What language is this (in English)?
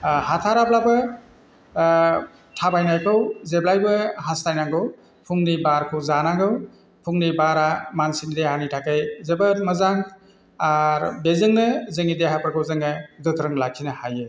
Bodo